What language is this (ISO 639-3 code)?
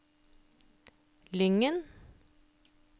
nor